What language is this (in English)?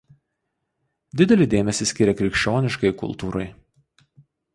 Lithuanian